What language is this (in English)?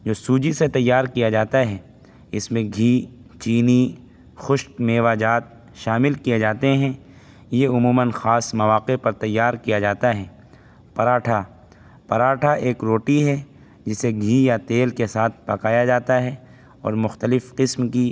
Urdu